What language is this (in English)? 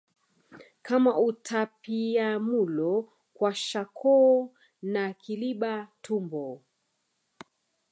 Swahili